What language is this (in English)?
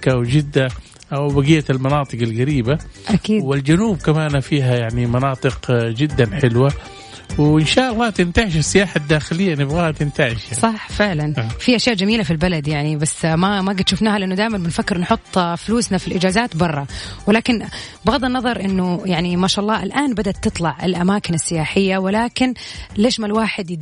Arabic